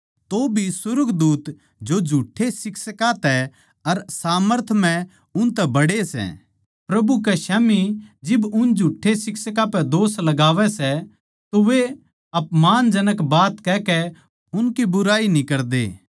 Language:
Haryanvi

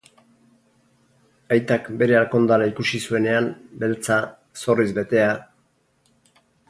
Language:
Basque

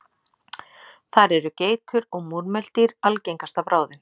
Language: Icelandic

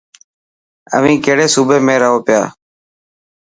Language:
Dhatki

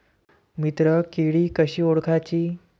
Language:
Marathi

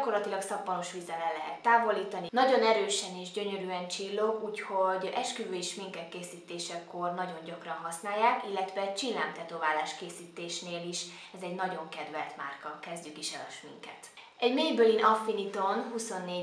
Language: Hungarian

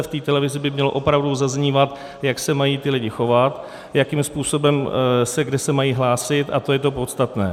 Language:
Czech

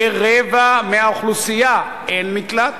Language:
Hebrew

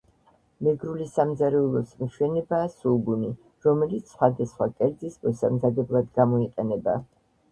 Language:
Georgian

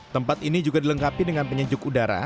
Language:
Indonesian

